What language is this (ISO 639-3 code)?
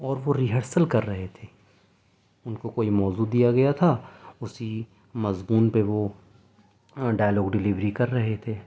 urd